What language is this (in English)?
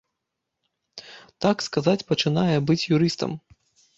Belarusian